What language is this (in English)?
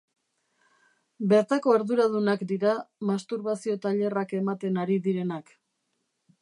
Basque